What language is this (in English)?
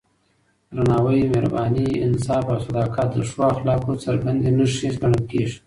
Pashto